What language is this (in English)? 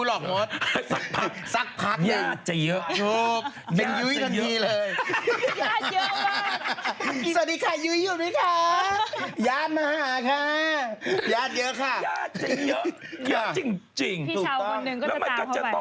Thai